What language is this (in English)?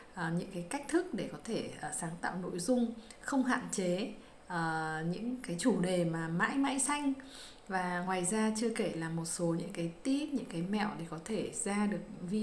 Vietnamese